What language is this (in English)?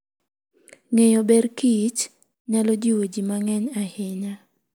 Luo (Kenya and Tanzania)